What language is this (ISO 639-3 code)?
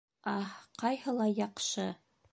bak